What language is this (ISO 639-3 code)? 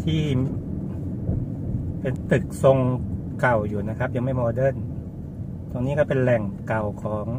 tha